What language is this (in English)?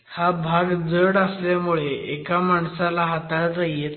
Marathi